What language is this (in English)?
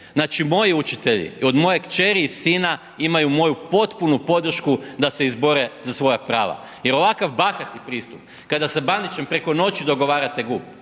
Croatian